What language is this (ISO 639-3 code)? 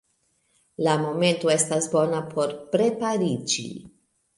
epo